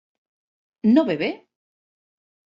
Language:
Spanish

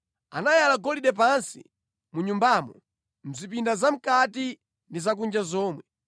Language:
Nyanja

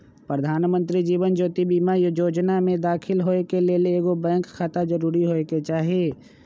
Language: Magahi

